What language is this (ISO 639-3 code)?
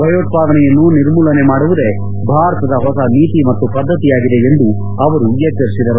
kan